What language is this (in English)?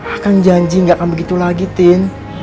Indonesian